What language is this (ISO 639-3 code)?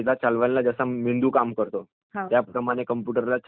mar